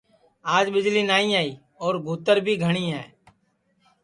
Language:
Sansi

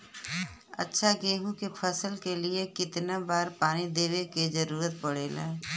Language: Bhojpuri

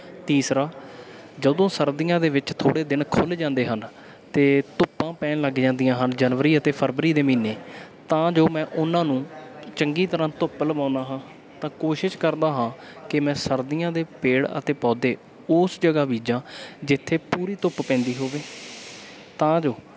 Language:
Punjabi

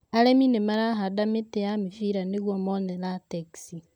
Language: Kikuyu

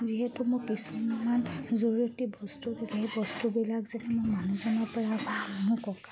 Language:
Assamese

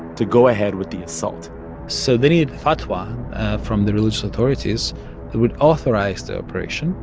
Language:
English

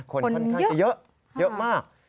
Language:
Thai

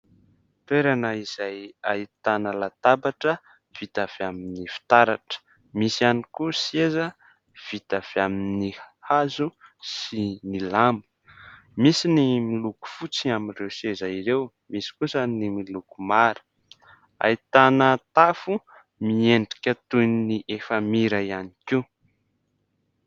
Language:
Malagasy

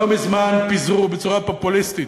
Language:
Hebrew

